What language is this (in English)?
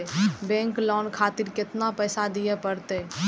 Maithili